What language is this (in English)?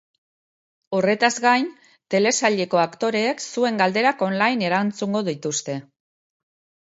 Basque